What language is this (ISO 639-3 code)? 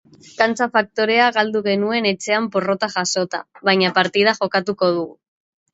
eus